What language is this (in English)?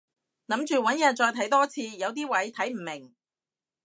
Cantonese